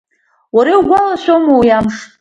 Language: Abkhazian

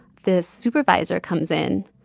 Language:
English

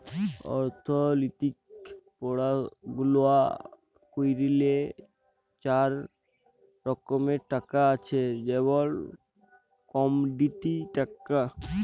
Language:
Bangla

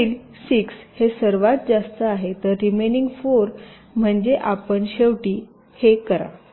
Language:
Marathi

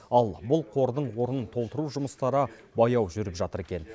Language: Kazakh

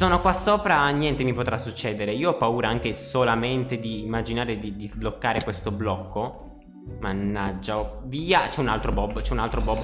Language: Italian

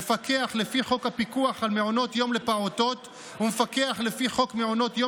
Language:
Hebrew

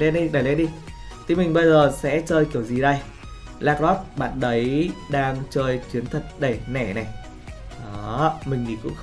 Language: Vietnamese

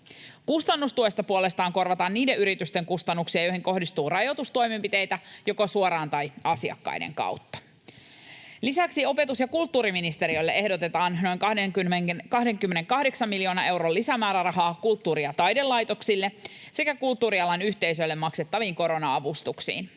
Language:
Finnish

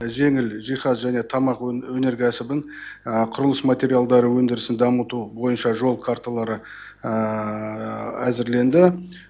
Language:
Kazakh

